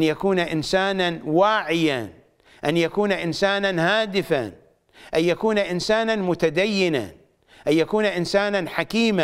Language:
Arabic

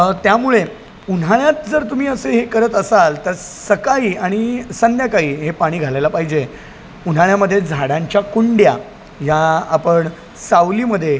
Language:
Marathi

